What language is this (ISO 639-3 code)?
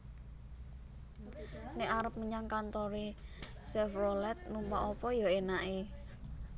jav